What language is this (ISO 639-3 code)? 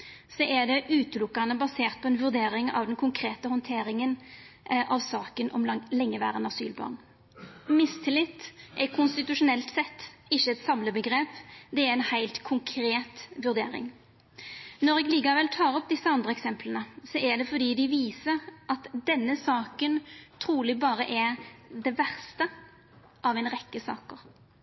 nno